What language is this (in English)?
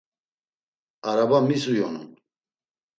Laz